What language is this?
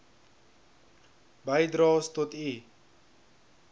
Afrikaans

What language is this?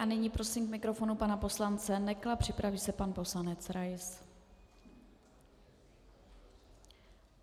Czech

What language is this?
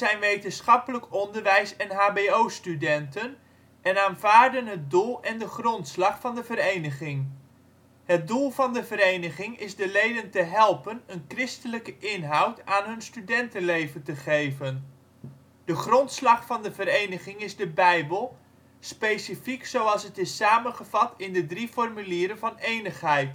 Dutch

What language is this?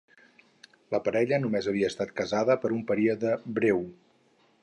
Catalan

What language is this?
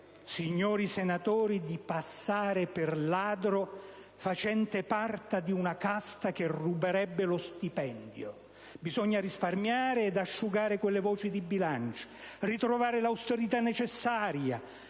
Italian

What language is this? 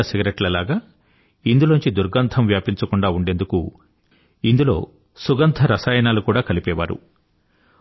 Telugu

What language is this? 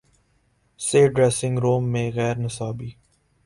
Urdu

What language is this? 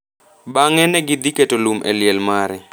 Luo (Kenya and Tanzania)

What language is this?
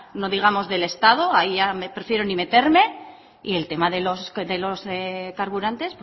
Spanish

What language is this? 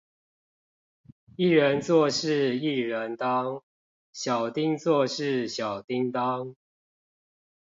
Chinese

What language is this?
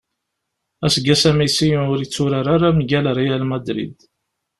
Kabyle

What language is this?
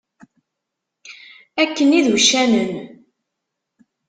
Kabyle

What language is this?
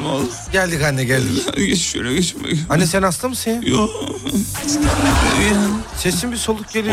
Turkish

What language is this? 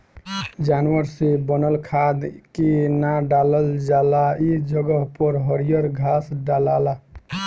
Bhojpuri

